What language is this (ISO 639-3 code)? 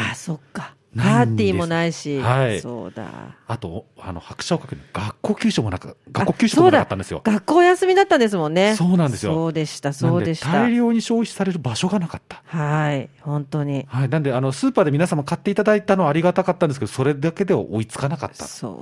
jpn